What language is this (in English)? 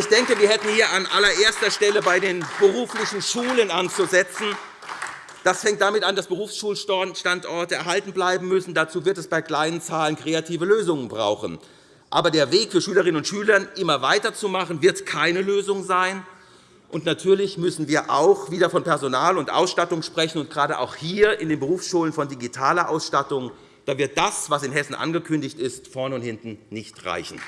German